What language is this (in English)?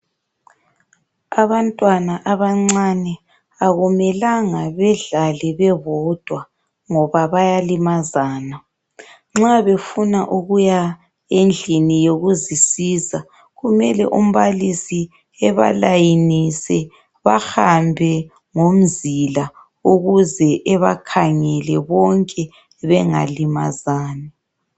North Ndebele